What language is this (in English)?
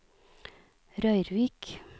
Norwegian